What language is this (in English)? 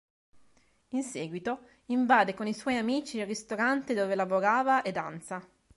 Italian